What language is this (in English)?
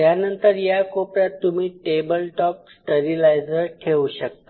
Marathi